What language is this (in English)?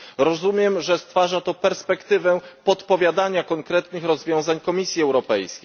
Polish